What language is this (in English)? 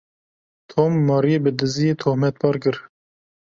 Kurdish